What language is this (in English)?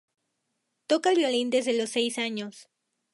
Spanish